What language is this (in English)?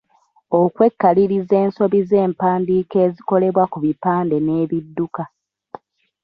Ganda